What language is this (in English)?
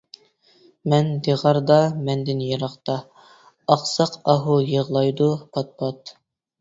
Uyghur